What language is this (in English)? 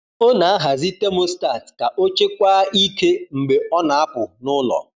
Igbo